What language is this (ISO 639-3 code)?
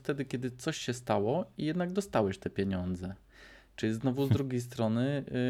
pol